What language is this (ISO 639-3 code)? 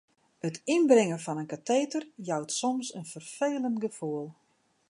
fry